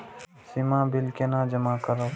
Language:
Maithili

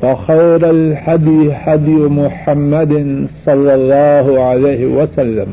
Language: Urdu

